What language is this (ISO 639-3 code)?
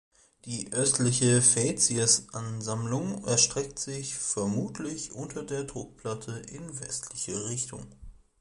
deu